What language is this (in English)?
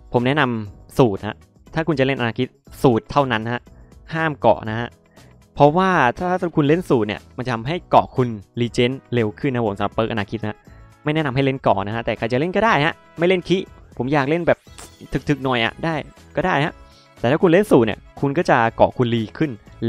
Thai